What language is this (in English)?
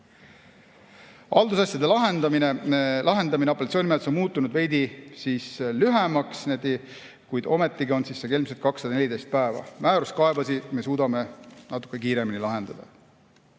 Estonian